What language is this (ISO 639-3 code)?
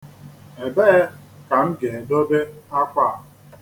ibo